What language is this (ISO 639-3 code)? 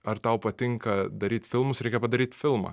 lit